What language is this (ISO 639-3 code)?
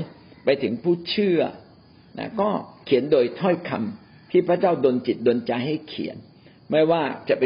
tha